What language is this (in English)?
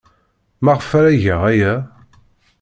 Kabyle